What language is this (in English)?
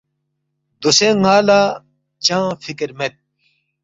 Balti